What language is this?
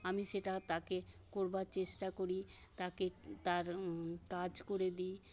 Bangla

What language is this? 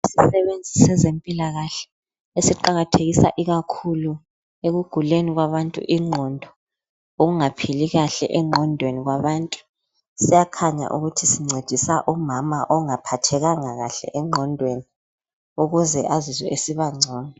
North Ndebele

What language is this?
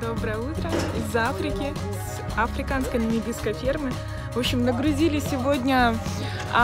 Russian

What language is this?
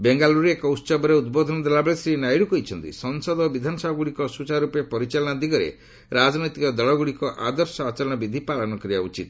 Odia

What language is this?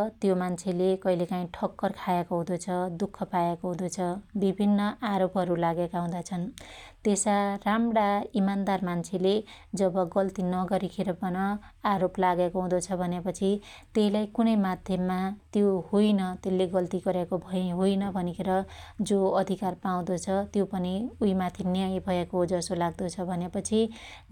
Dotyali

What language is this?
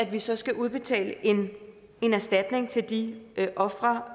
Danish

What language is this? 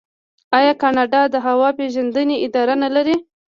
Pashto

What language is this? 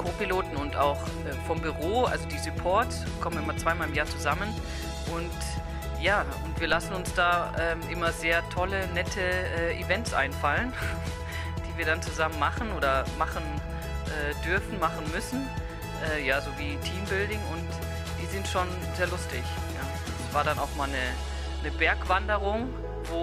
German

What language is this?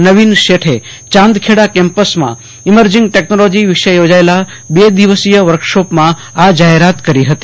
Gujarati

